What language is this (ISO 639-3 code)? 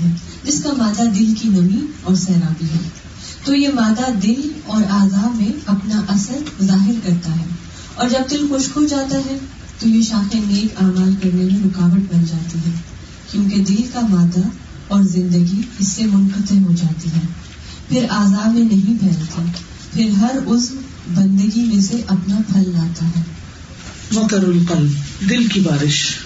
urd